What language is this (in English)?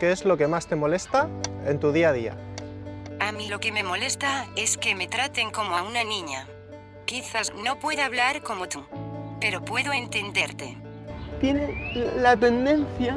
Spanish